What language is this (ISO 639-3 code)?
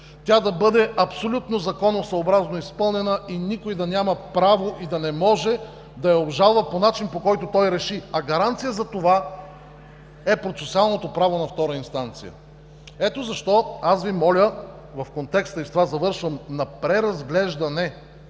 bul